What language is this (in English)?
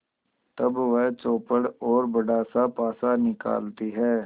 Hindi